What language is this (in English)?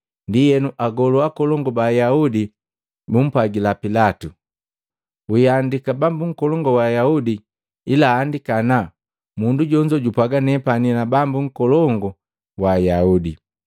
Matengo